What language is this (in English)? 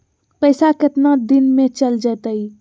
Magahi